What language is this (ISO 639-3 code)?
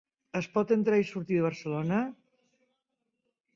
cat